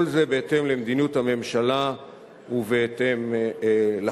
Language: Hebrew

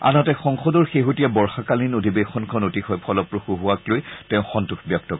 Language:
Assamese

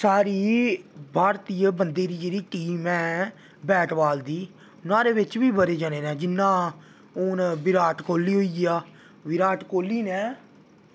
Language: Dogri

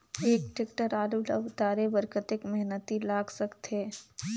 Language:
Chhattisgarhi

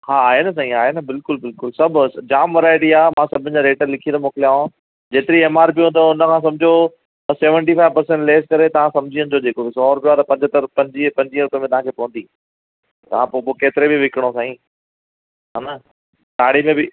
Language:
Sindhi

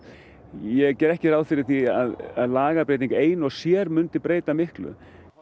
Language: Icelandic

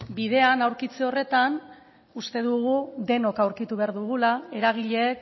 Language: Basque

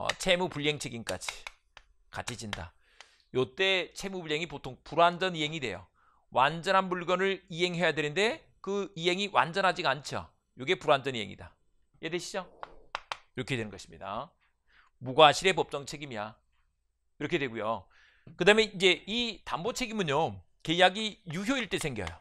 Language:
Korean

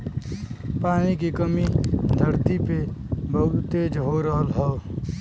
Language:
Bhojpuri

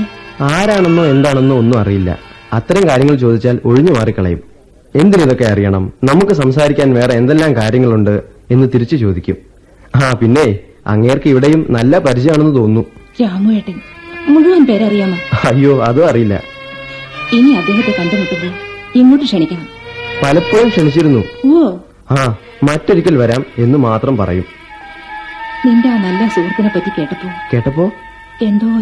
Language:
Malayalam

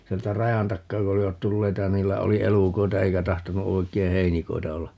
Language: Finnish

